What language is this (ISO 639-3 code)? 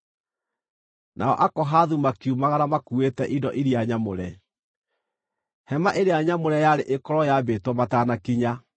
kik